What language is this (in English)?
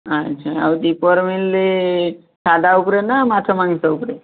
Odia